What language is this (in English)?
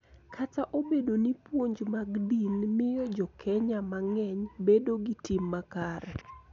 Luo (Kenya and Tanzania)